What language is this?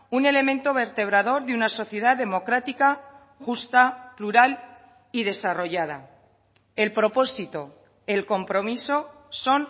Spanish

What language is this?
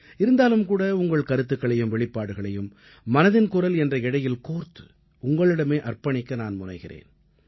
Tamil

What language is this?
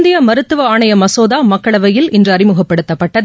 Tamil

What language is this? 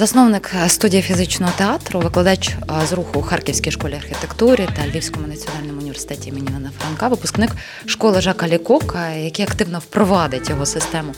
Ukrainian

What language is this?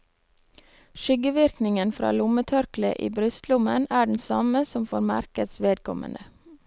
Norwegian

